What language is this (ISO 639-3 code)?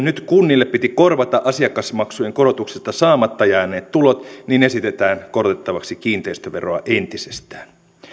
fin